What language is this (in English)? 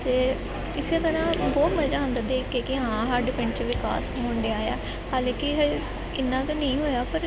Punjabi